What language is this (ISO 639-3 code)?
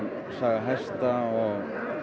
isl